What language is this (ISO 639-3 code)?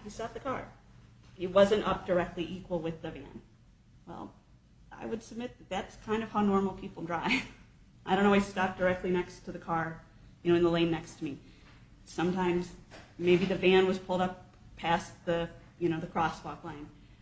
eng